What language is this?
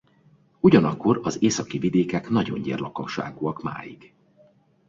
Hungarian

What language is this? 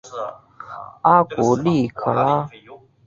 Chinese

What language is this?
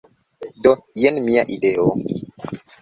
Esperanto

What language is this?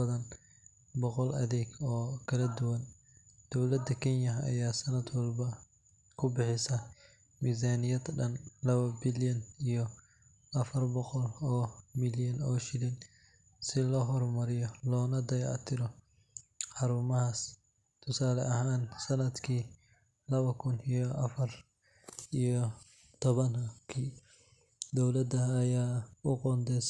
Somali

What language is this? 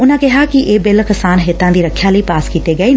Punjabi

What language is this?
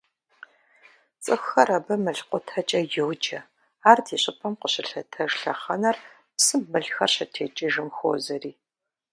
Kabardian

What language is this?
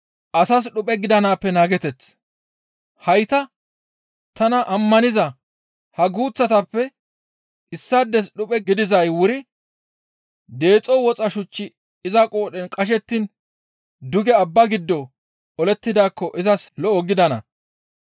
Gamo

